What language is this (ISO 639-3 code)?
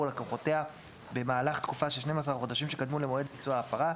heb